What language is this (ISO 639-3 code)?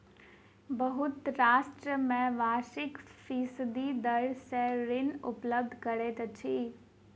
mai